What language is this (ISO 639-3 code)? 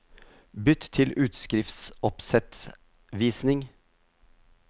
nor